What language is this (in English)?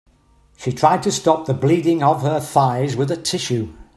English